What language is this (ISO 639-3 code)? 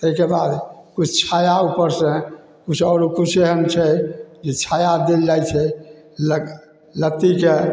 mai